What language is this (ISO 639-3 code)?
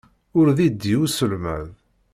kab